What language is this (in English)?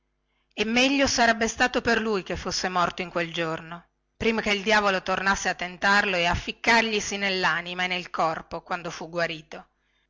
Italian